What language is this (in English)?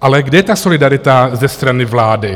Czech